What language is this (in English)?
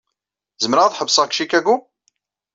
Kabyle